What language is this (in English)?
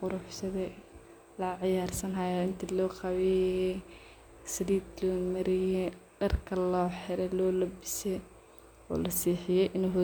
Somali